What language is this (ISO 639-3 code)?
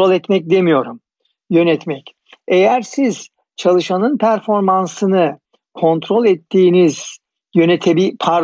tur